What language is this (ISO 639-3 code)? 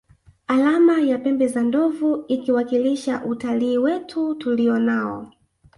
swa